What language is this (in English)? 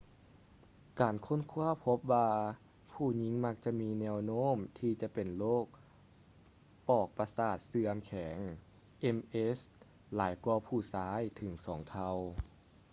Lao